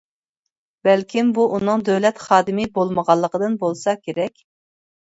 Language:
Uyghur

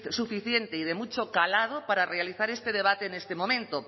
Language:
Spanish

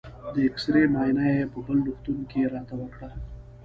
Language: Pashto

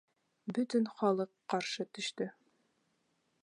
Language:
Bashkir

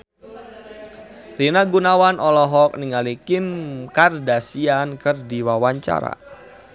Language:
Sundanese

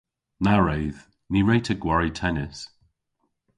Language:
Cornish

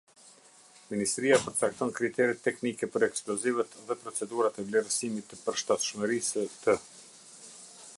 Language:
Albanian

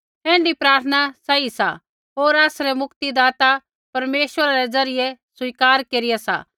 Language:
Kullu Pahari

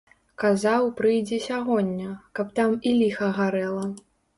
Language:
Belarusian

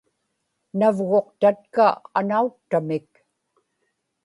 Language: Inupiaq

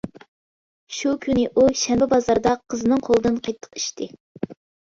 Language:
Uyghur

